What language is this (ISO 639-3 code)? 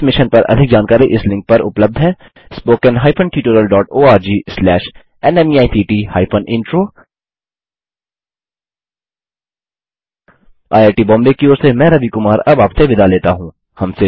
hin